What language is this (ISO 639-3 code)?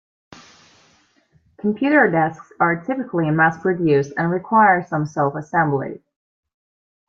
eng